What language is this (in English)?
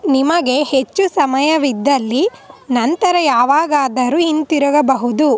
Kannada